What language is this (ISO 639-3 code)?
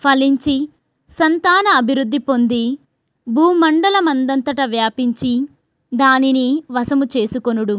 tel